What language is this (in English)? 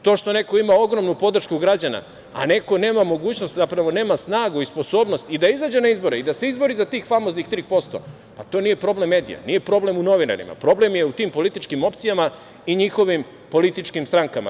Serbian